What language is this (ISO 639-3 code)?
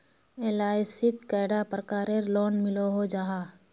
mag